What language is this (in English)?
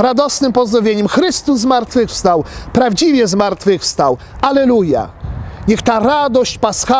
Polish